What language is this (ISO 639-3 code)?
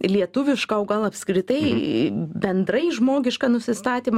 lit